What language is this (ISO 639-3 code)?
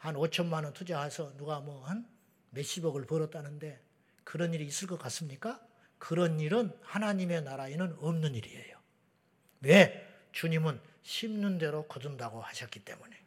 kor